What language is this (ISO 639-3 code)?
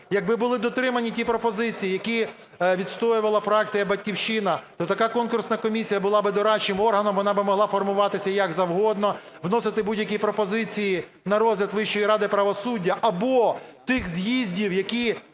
ukr